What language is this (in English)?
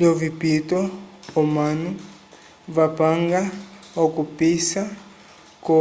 Umbundu